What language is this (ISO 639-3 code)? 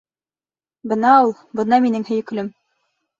bak